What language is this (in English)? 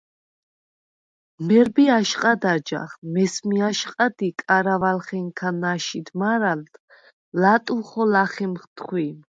Svan